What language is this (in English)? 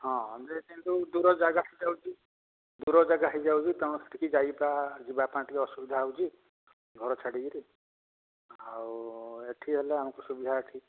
Odia